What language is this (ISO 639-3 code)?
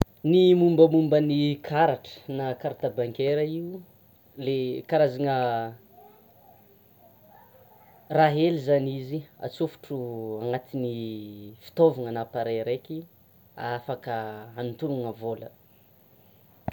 xmw